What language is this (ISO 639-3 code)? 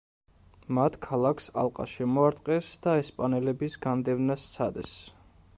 kat